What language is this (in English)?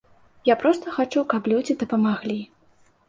Belarusian